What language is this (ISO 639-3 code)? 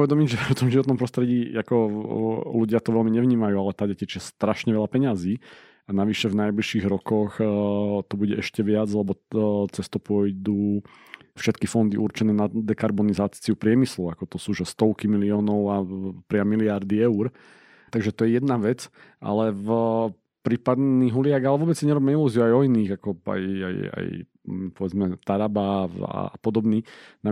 slk